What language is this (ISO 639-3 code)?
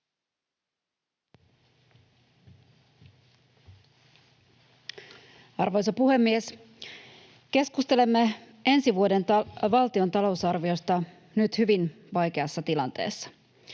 fin